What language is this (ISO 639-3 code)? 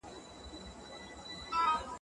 pus